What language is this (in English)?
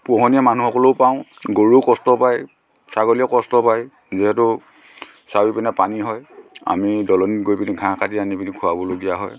Assamese